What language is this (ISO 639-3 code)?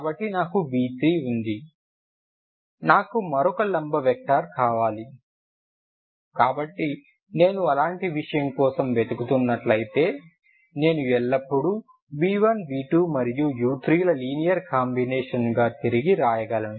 tel